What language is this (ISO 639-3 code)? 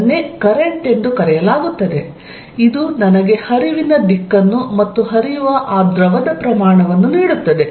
kan